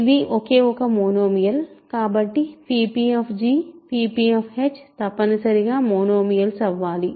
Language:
Telugu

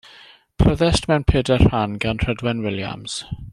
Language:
Welsh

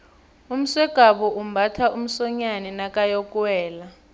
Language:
South Ndebele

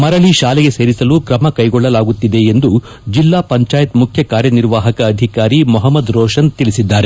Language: Kannada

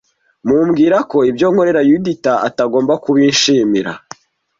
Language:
Kinyarwanda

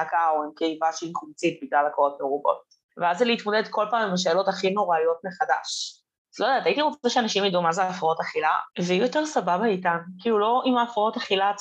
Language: Hebrew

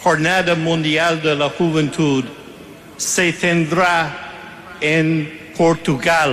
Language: Portuguese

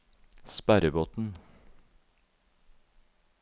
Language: Norwegian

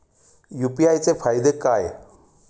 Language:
Marathi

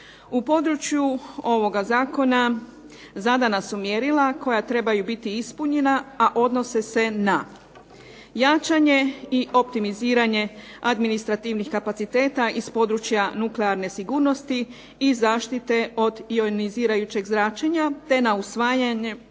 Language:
Croatian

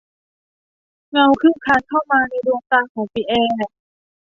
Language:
Thai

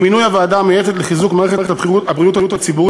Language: Hebrew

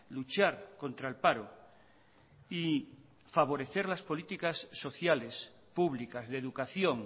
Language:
Spanish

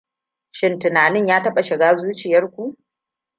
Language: Hausa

